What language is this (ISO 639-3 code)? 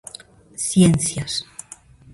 glg